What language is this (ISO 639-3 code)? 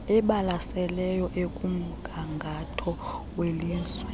xho